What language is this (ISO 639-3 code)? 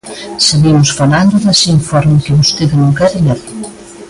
glg